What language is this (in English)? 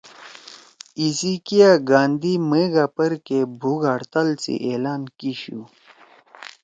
Torwali